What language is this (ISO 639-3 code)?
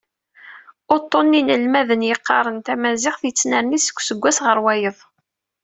kab